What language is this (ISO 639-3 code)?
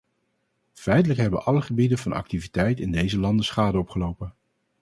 nld